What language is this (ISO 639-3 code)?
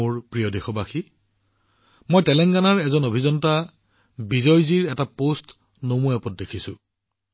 asm